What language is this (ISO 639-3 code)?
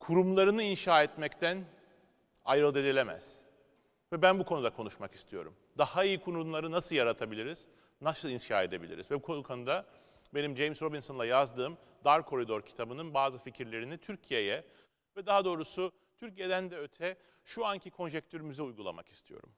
tur